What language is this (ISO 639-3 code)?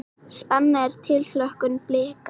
isl